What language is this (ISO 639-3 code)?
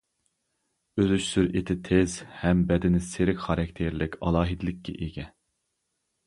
uig